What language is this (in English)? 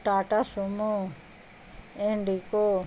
Urdu